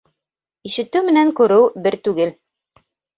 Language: Bashkir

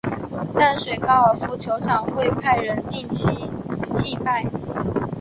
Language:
Chinese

